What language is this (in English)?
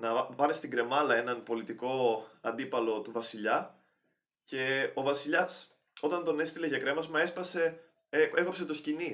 Greek